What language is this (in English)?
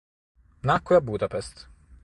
Italian